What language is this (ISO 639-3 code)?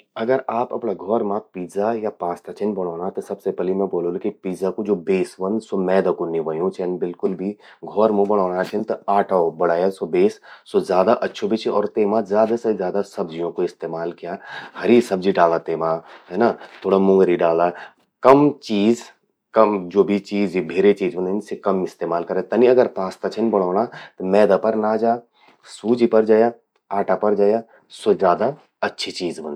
gbm